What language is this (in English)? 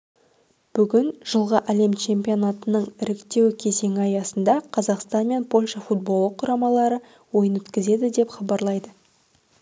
Kazakh